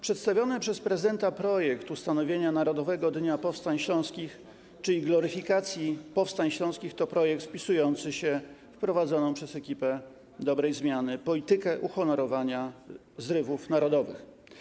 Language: Polish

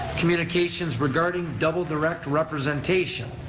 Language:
English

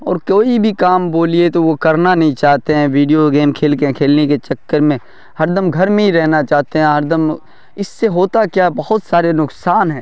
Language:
Urdu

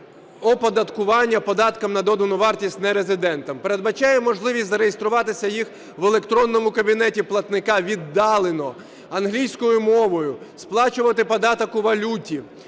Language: Ukrainian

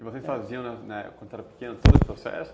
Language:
Portuguese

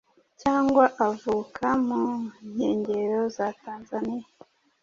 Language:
Kinyarwanda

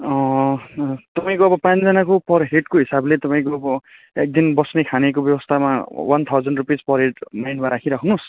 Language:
Nepali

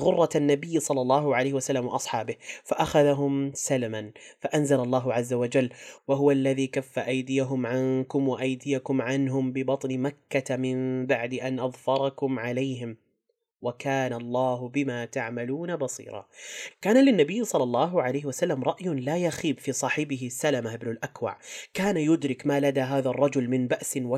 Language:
Arabic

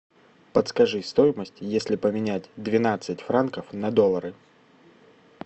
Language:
Russian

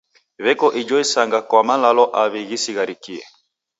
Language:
Taita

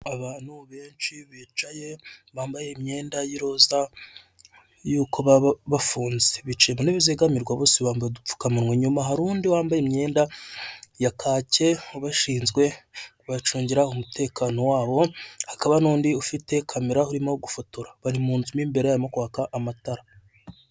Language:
Kinyarwanda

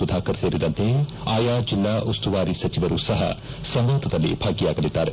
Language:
Kannada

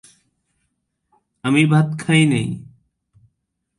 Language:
Bangla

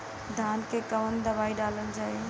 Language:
Bhojpuri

